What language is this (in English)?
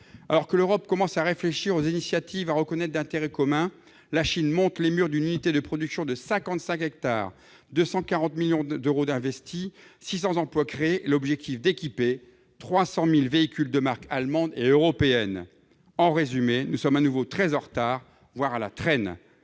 French